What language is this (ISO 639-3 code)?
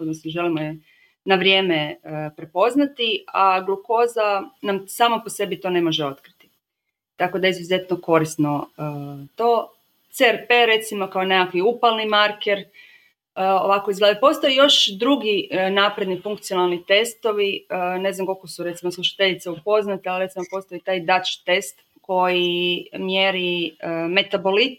hrv